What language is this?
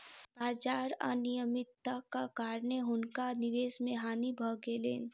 Maithili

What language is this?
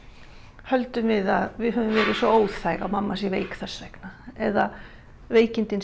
Icelandic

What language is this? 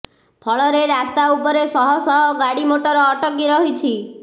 Odia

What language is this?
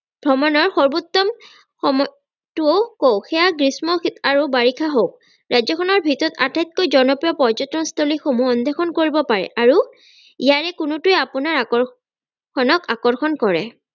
Assamese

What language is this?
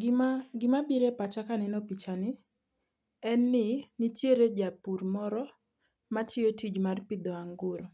Luo (Kenya and Tanzania)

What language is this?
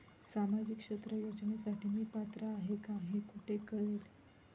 Marathi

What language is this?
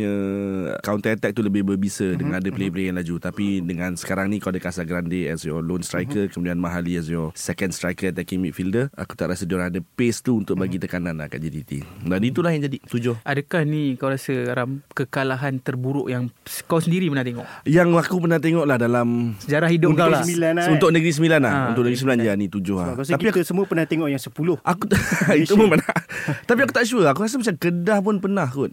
Malay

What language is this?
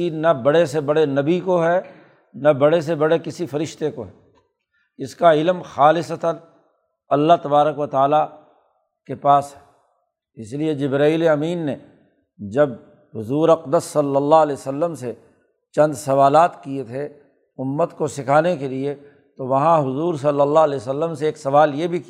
Urdu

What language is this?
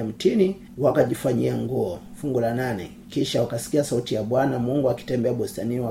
Swahili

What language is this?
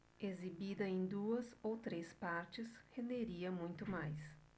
Portuguese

